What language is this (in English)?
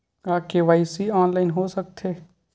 Chhattisgarhi